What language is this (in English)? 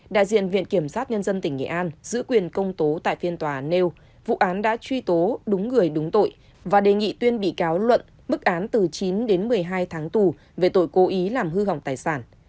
Vietnamese